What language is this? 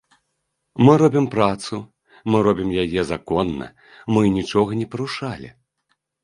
Belarusian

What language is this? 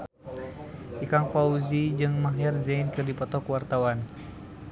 Sundanese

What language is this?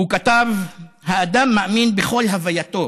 Hebrew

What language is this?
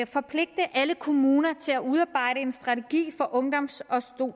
Danish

